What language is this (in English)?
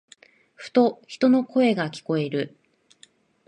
Japanese